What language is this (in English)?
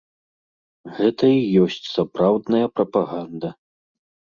Belarusian